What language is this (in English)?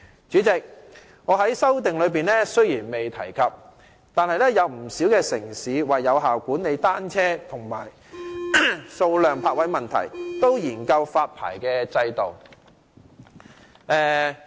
Cantonese